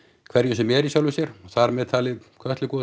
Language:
Icelandic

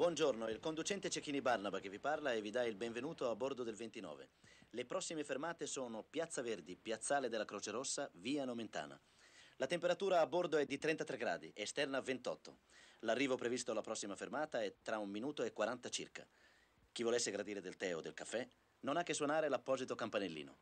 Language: Italian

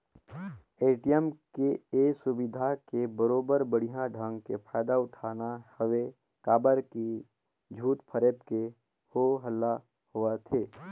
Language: Chhattisgarhi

